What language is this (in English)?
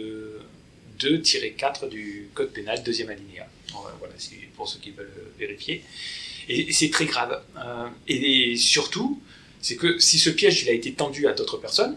French